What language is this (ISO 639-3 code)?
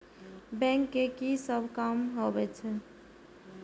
mai